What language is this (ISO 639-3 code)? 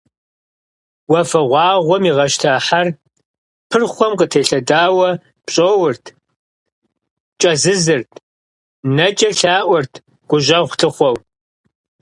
kbd